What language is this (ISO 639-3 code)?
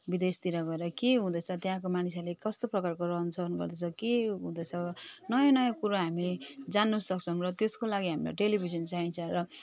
nep